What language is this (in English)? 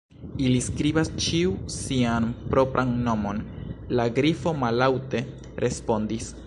Esperanto